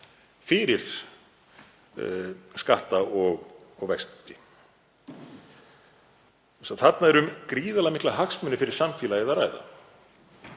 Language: Icelandic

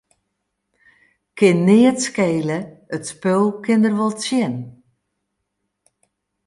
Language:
Western Frisian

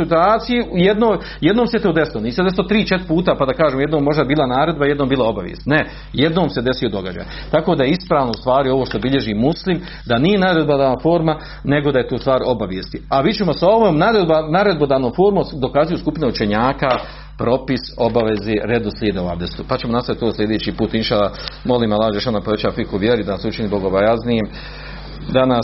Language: Croatian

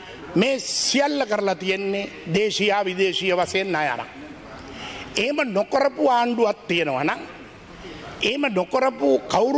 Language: Indonesian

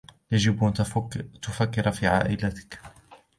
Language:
Arabic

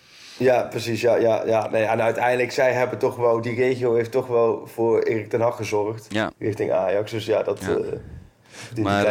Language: Dutch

